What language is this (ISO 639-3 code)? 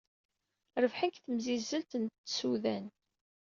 kab